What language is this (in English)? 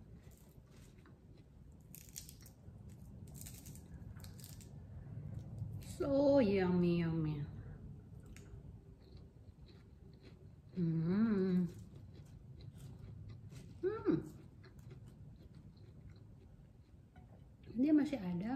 Indonesian